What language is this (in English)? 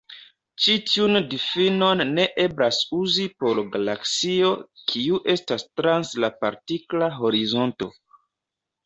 Esperanto